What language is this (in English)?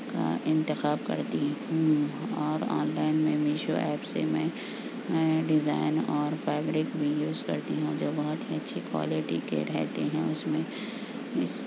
Urdu